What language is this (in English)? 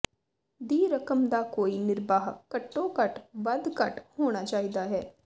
Punjabi